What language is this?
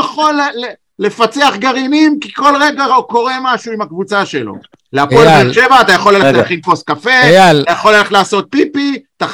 Hebrew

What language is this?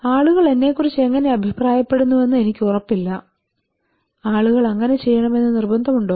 Malayalam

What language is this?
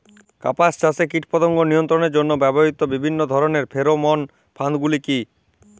Bangla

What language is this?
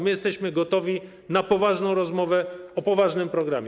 Polish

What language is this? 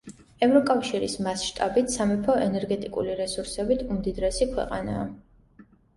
Georgian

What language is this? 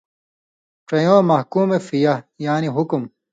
Indus Kohistani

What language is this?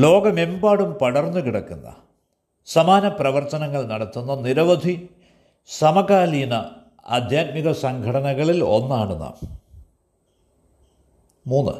Malayalam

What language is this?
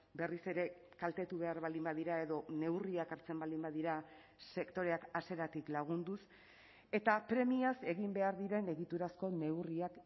Basque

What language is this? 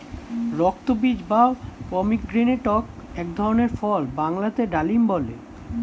Bangla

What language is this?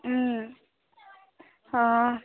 Assamese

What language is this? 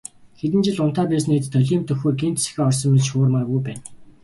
Mongolian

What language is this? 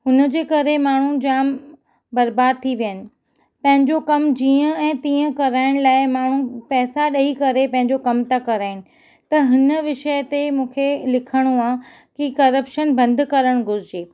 Sindhi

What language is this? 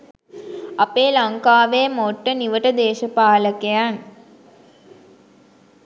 Sinhala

